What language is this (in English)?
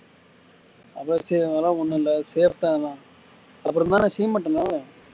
Tamil